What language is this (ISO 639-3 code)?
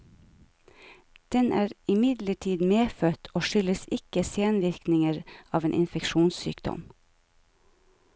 nor